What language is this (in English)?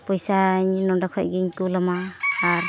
Santali